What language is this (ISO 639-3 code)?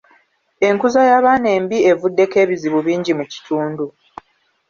lug